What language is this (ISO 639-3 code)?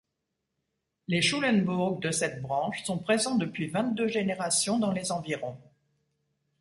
fra